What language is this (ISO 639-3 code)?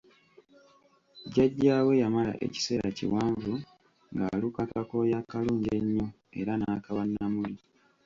lug